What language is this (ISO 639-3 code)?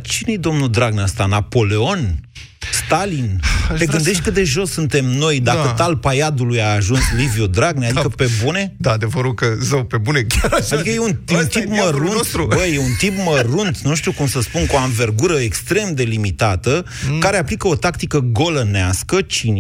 ron